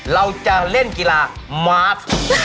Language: Thai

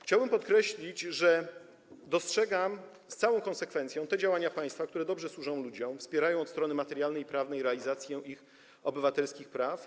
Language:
Polish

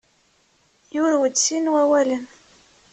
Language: Kabyle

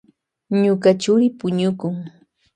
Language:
Loja Highland Quichua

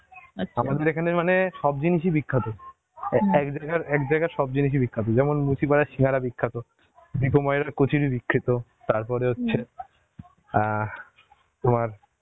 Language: Bangla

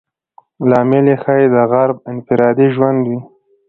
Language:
Pashto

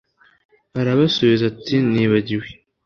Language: Kinyarwanda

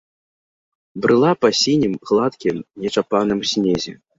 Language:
Belarusian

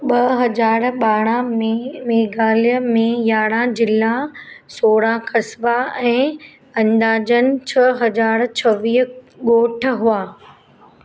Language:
Sindhi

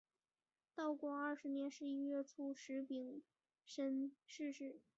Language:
Chinese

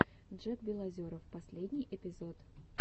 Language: Russian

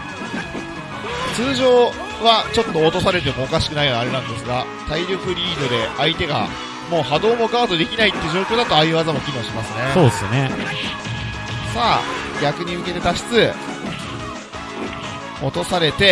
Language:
Japanese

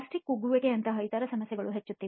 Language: Kannada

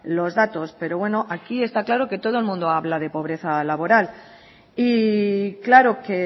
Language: Spanish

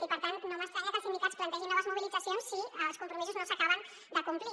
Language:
Catalan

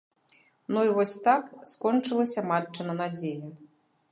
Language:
Belarusian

